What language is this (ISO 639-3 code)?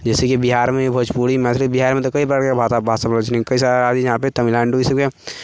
mai